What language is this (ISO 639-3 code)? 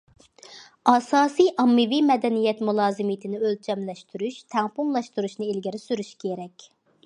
uig